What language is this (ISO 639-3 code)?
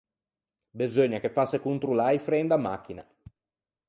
lij